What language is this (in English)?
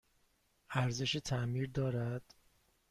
Persian